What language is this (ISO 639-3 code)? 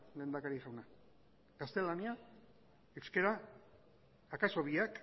eus